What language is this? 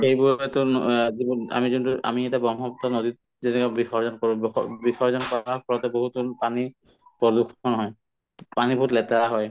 Assamese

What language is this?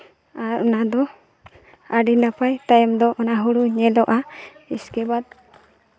Santali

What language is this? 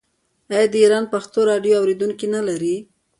Pashto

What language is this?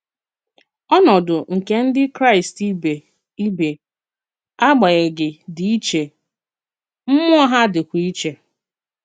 Igbo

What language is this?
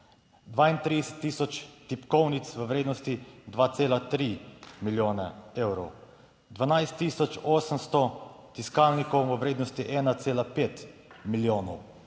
Slovenian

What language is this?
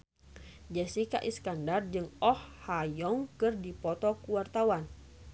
Sundanese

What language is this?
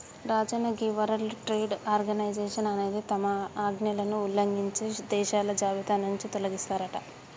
Telugu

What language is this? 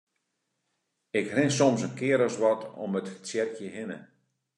Western Frisian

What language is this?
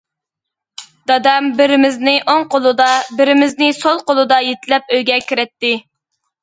Uyghur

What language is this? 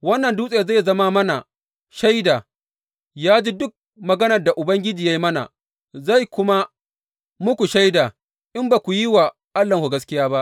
Hausa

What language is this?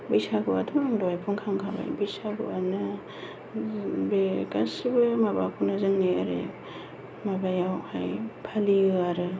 Bodo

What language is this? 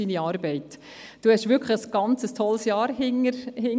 Swiss German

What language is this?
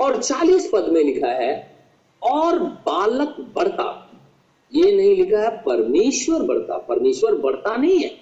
Hindi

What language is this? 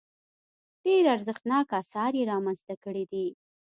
Pashto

